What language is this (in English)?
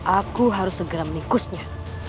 Indonesian